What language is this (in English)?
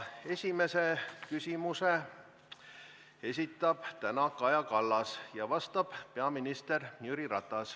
Estonian